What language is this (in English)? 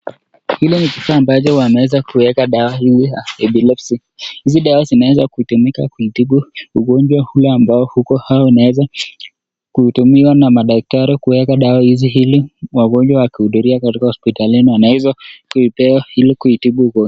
Swahili